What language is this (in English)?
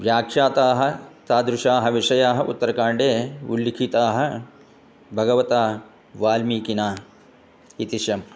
Sanskrit